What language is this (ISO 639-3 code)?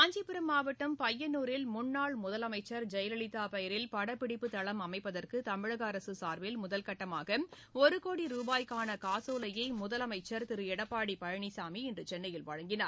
tam